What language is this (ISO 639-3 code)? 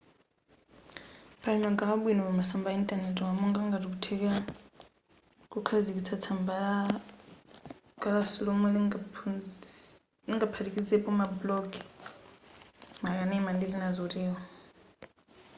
nya